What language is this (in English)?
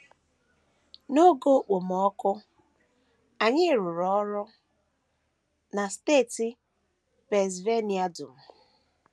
Igbo